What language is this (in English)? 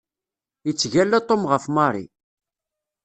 Kabyle